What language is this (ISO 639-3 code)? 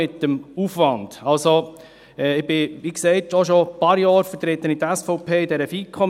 gsw